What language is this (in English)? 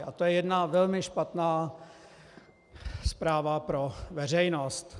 Czech